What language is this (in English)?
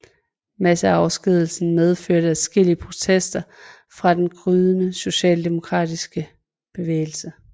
Danish